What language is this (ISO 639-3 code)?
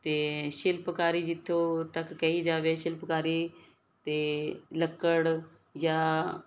pan